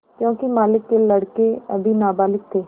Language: Hindi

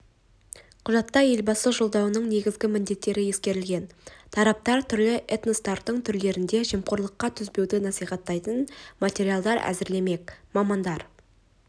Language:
Kazakh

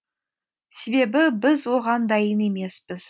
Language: Kazakh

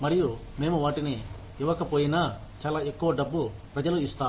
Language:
Telugu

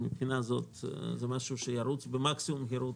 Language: Hebrew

